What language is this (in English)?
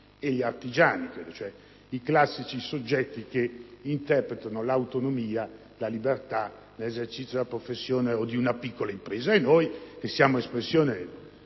Italian